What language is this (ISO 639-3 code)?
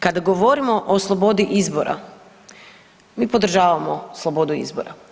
hrv